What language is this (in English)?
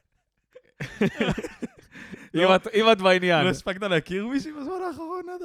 Hebrew